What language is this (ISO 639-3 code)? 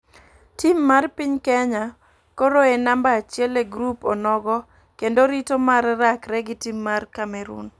luo